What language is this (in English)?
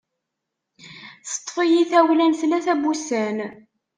Kabyle